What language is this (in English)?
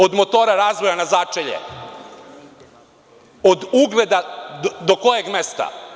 Serbian